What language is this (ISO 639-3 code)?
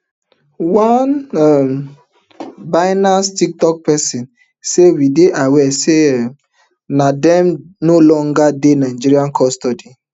pcm